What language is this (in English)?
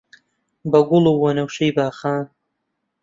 Central Kurdish